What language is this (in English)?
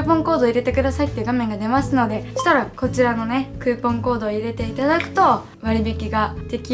Japanese